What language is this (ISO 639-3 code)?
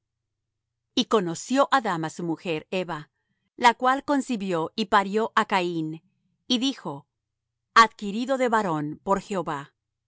spa